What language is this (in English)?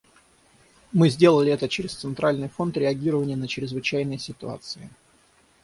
Russian